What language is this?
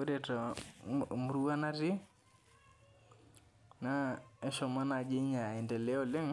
Masai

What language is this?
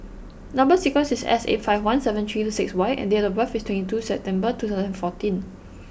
English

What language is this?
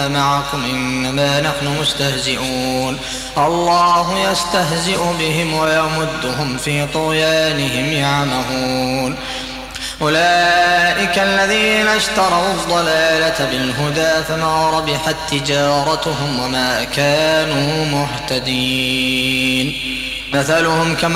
Arabic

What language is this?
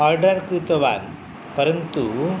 Sanskrit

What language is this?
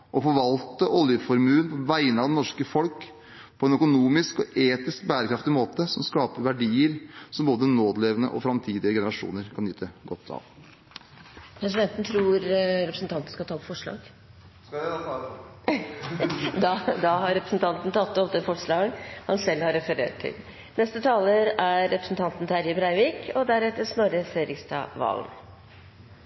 Norwegian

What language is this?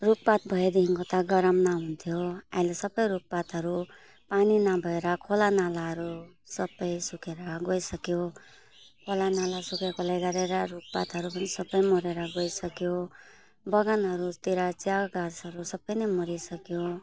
Nepali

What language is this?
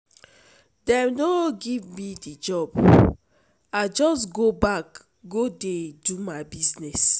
Nigerian Pidgin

